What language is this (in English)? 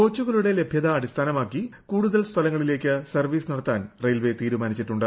Malayalam